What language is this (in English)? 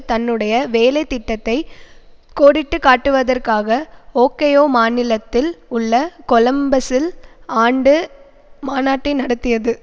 Tamil